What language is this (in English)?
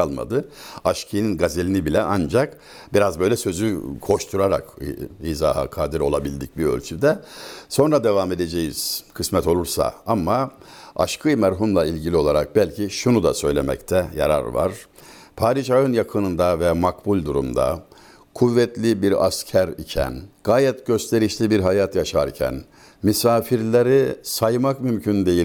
Turkish